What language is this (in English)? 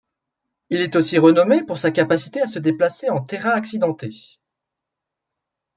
French